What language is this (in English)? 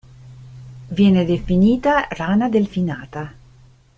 Italian